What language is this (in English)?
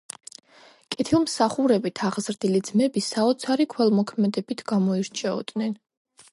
Georgian